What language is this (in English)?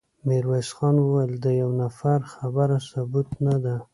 Pashto